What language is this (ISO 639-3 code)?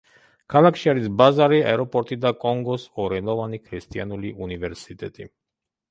kat